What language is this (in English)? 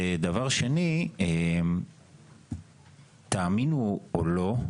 Hebrew